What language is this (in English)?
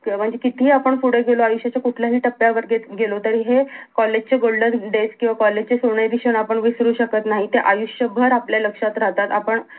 Marathi